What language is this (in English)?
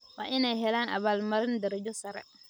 Somali